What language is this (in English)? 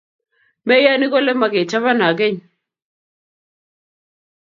Kalenjin